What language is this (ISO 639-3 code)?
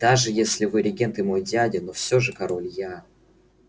rus